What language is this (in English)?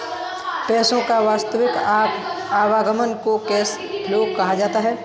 Hindi